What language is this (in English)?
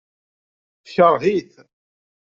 Kabyle